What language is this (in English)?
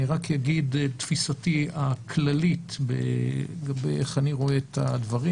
Hebrew